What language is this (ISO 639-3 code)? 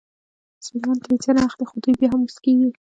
pus